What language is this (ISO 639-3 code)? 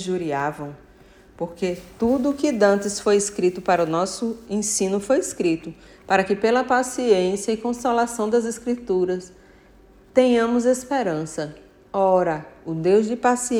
por